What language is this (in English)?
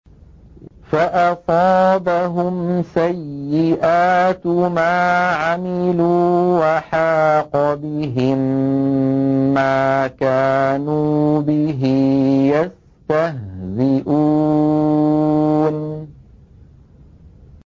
Arabic